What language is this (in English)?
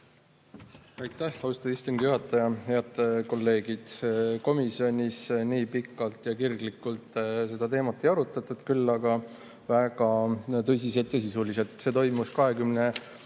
Estonian